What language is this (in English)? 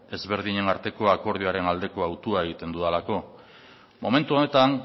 Basque